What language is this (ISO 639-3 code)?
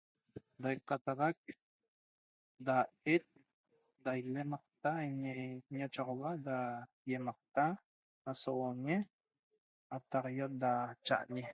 tob